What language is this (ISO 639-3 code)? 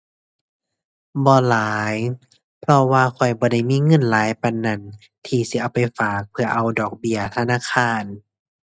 tha